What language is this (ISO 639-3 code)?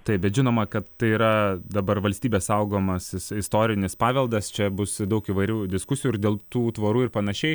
lit